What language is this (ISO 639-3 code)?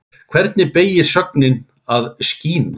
isl